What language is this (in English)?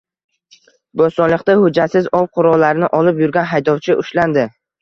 Uzbek